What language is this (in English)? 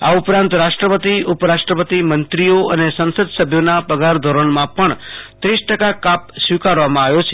Gujarati